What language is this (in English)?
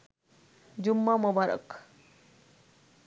Bangla